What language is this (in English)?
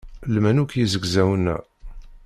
Kabyle